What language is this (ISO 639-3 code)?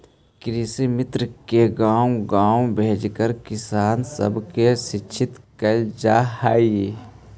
mag